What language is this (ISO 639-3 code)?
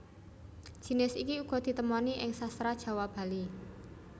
jav